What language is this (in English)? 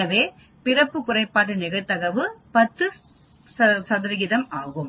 Tamil